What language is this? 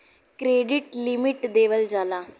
Bhojpuri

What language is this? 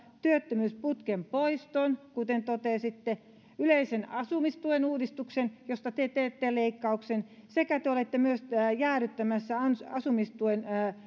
Finnish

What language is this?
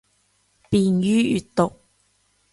Cantonese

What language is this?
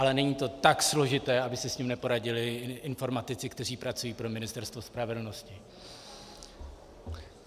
Czech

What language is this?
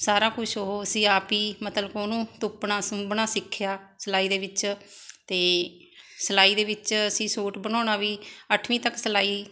Punjabi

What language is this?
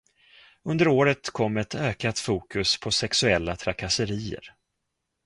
Swedish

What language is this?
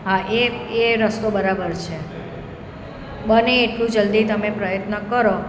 Gujarati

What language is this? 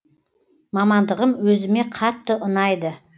Kazakh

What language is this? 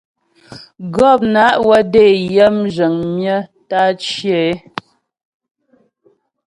Ghomala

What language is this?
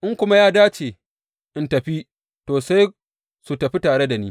Hausa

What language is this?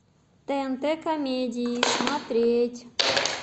Russian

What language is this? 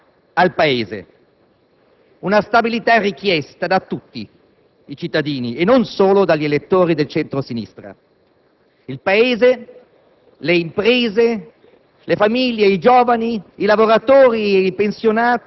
Italian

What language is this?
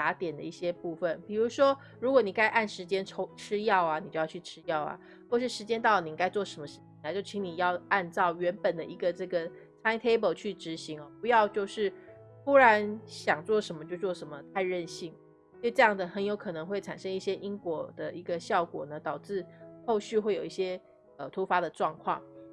Chinese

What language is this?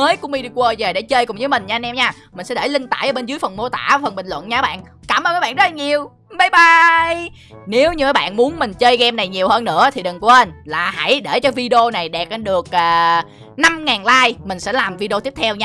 Vietnamese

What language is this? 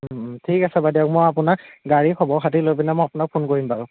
Assamese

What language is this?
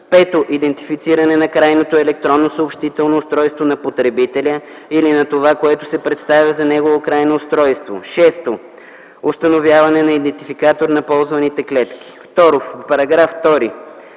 Bulgarian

